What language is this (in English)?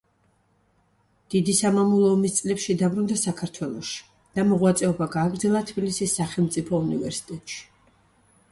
Georgian